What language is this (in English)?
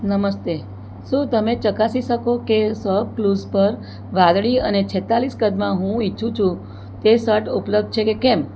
Gujarati